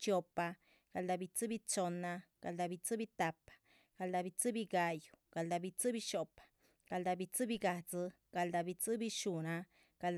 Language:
Chichicapan Zapotec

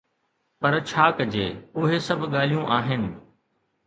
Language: Sindhi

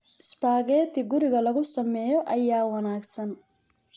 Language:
Somali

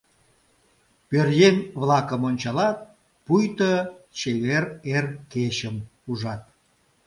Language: Mari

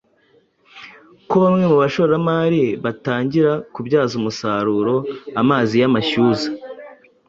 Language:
Kinyarwanda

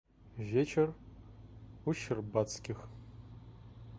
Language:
Russian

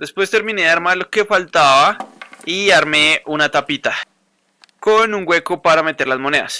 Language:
Spanish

